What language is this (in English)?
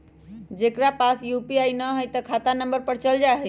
Magahi